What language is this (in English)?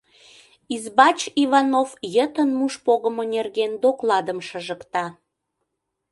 Mari